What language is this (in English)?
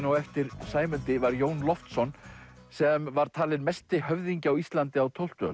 Icelandic